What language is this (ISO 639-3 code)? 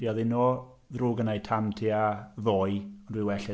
cym